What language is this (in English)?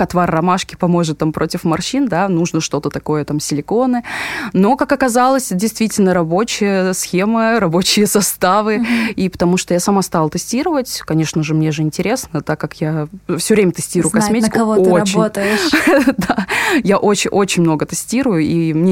Russian